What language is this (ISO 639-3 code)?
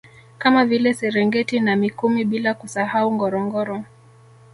swa